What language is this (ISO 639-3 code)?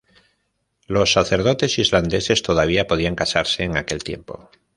spa